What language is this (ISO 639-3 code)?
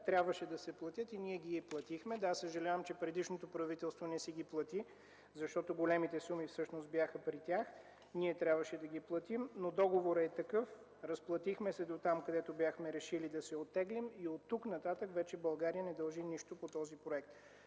bul